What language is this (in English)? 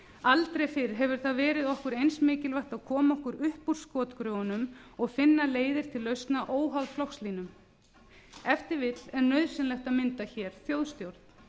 Icelandic